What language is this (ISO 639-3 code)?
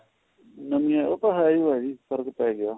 pan